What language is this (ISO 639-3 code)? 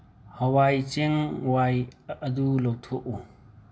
mni